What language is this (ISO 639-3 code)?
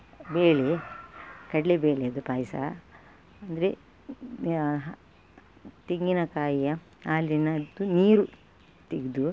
kan